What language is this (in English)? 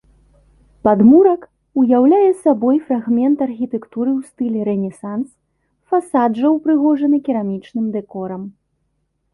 Belarusian